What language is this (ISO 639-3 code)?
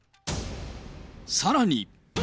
jpn